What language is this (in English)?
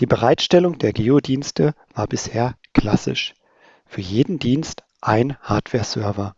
German